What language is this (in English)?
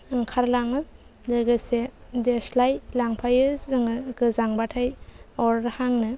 Bodo